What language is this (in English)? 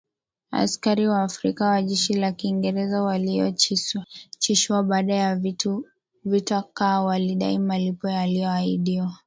Swahili